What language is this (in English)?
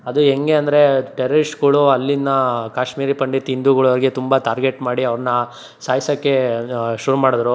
Kannada